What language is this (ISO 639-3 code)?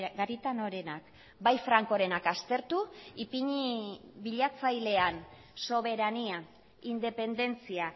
eus